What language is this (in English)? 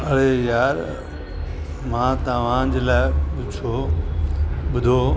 Sindhi